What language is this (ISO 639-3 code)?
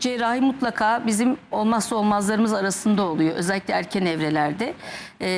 tur